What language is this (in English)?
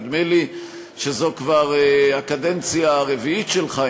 Hebrew